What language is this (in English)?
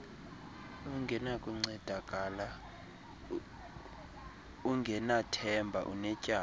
Xhosa